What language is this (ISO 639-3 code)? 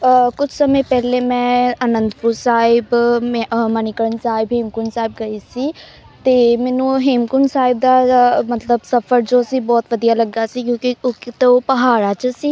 pan